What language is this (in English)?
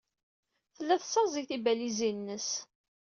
Kabyle